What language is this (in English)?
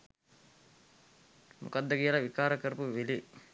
Sinhala